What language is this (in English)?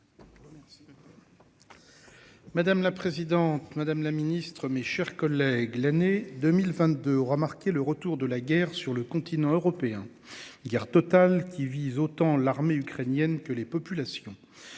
French